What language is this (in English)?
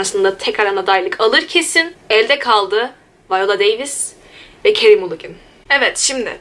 Turkish